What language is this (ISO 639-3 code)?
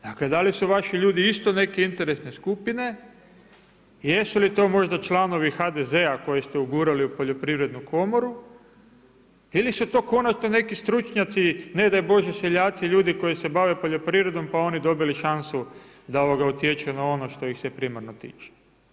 hrv